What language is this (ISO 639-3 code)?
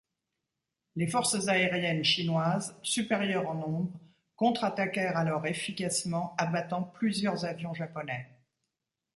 fra